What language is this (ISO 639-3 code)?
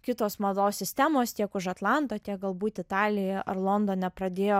lit